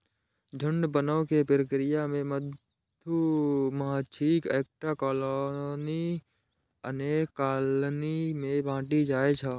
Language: Maithili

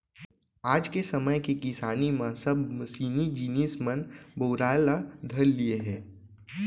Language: Chhattisgarhi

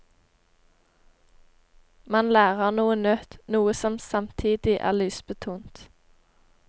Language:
Norwegian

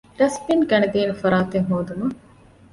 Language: Divehi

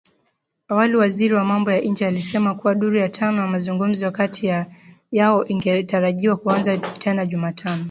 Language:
Swahili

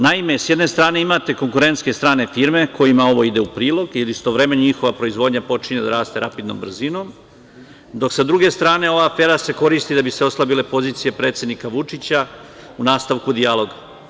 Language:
Serbian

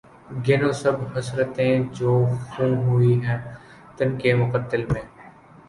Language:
Urdu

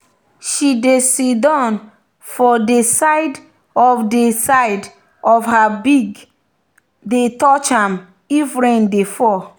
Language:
Nigerian Pidgin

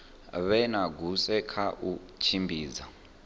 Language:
Venda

